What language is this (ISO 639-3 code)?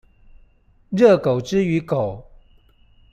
zho